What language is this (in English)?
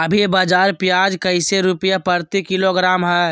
Magahi